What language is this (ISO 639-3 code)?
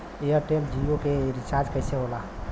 bho